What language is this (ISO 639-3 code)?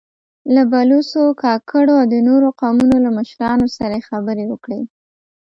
pus